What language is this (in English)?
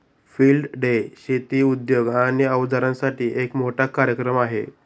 Marathi